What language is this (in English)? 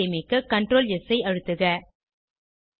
Tamil